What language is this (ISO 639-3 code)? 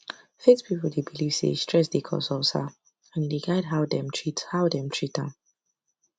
pcm